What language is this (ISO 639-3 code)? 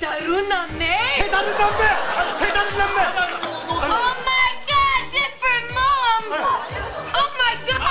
kor